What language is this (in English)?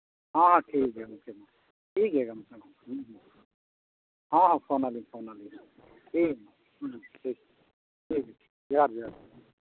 Santali